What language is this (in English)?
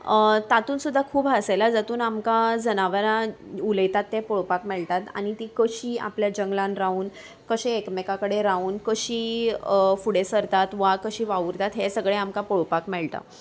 Konkani